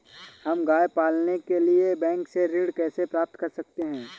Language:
Hindi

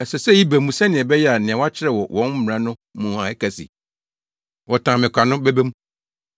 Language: Akan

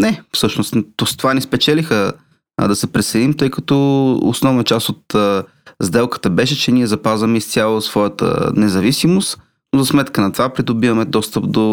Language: Bulgarian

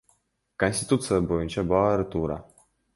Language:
Kyrgyz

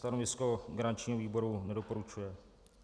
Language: Czech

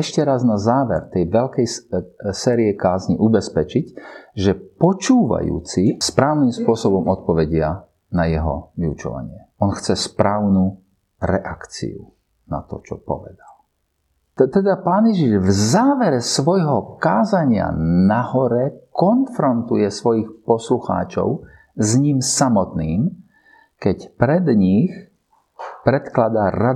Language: Slovak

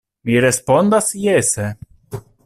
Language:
Esperanto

